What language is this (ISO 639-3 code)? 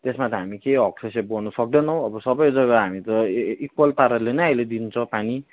nep